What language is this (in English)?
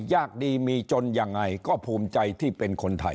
Thai